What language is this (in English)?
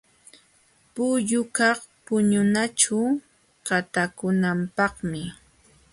Jauja Wanca Quechua